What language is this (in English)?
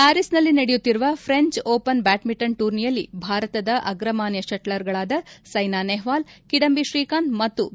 Kannada